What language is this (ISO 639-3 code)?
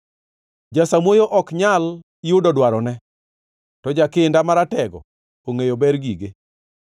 luo